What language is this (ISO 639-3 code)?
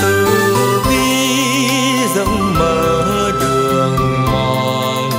vie